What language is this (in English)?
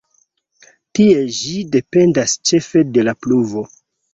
Esperanto